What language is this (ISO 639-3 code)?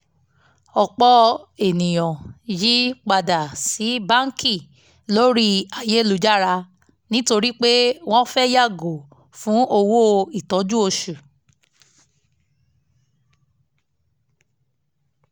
yor